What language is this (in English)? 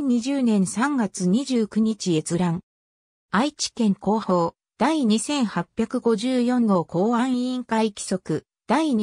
Japanese